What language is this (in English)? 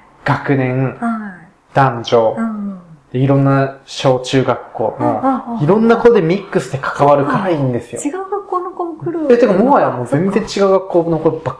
Japanese